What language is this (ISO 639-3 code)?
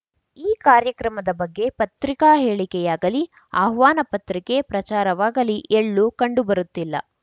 kan